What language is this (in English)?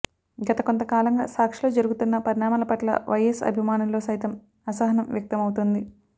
Telugu